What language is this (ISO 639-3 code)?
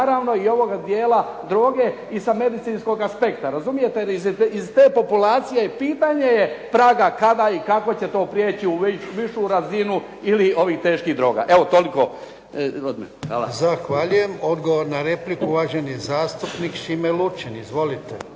hrv